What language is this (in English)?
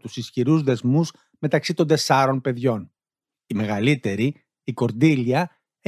Greek